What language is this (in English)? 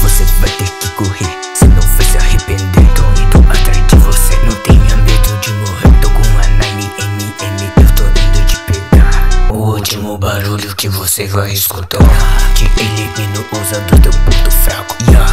Portuguese